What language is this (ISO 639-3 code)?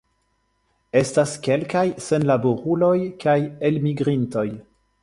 epo